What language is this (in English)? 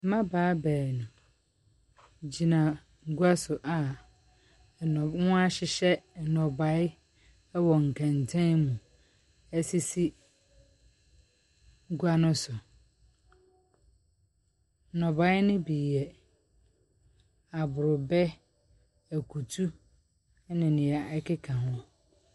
Akan